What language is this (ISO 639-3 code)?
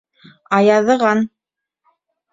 bak